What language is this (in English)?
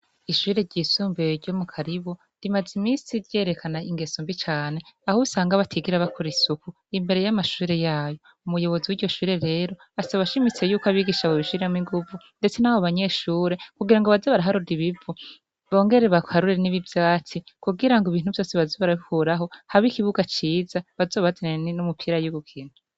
Rundi